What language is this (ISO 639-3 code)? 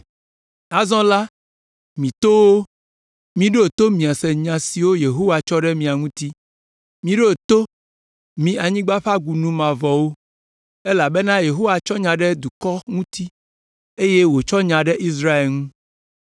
ewe